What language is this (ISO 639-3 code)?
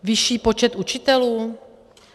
ces